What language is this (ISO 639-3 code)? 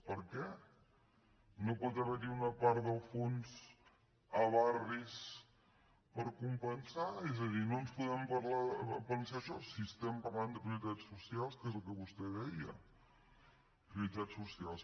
cat